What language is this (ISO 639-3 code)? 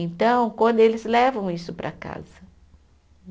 por